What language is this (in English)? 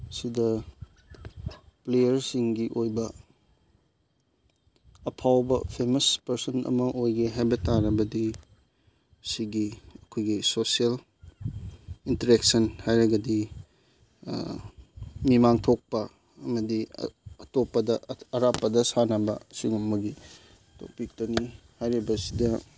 Manipuri